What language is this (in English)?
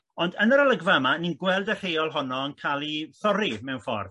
Welsh